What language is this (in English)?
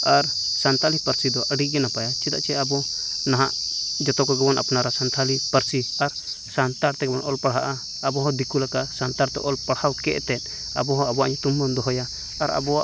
Santali